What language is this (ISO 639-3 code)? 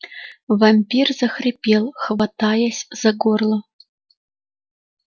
rus